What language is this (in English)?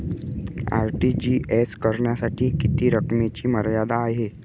Marathi